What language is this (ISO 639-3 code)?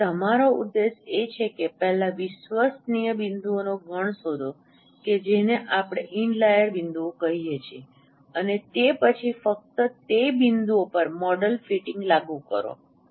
guj